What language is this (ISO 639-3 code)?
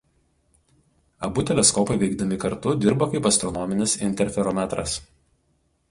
lit